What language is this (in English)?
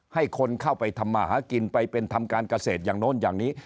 Thai